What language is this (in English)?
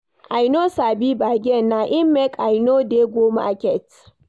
Nigerian Pidgin